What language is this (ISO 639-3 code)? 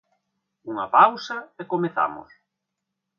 glg